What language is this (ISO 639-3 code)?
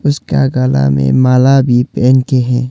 hin